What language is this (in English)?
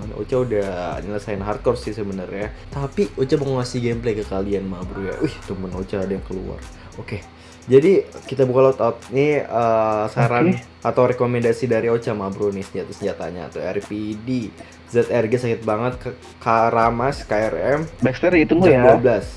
Indonesian